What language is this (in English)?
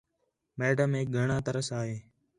Khetrani